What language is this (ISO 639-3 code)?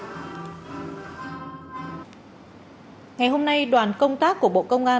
vie